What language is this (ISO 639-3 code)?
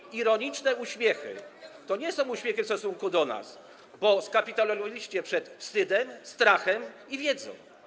pol